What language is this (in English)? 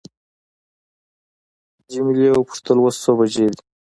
Pashto